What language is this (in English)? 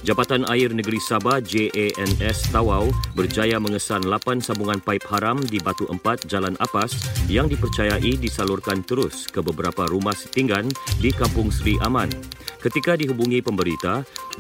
Malay